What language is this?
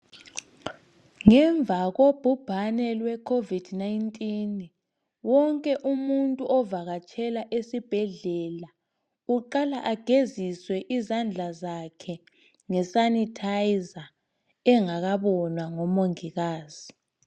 North Ndebele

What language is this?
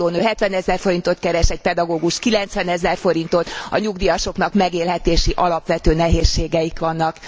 Hungarian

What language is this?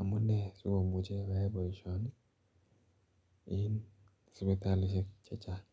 Kalenjin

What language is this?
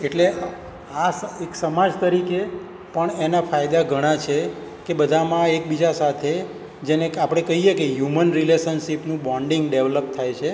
Gujarati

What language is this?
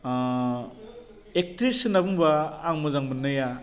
Bodo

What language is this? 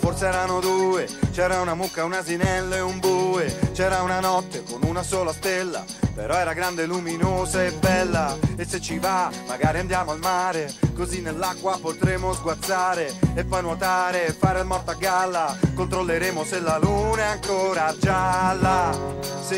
Italian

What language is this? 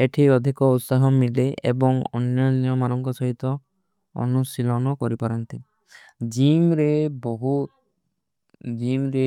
Kui (India)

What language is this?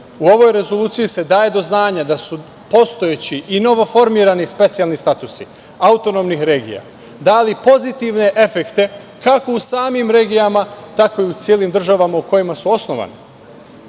Serbian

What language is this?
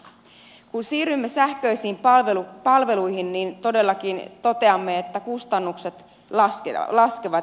Finnish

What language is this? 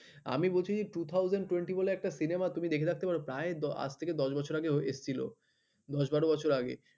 Bangla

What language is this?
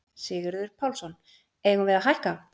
Icelandic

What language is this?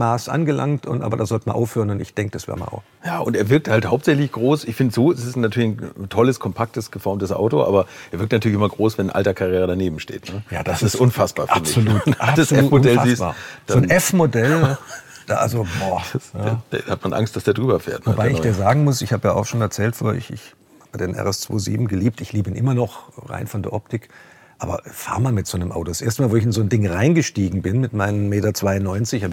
German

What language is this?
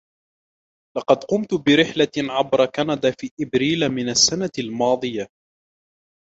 Arabic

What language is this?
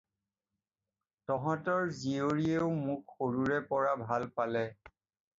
Assamese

